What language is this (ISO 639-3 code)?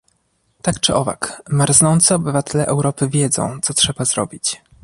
pol